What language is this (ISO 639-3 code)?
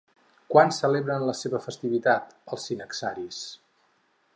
cat